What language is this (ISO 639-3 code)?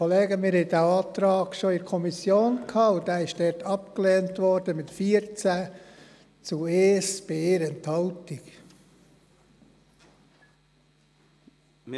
gsw